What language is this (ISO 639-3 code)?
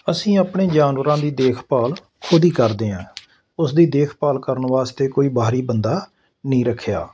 pan